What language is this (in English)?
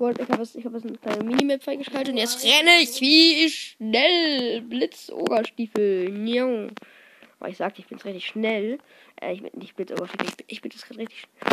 German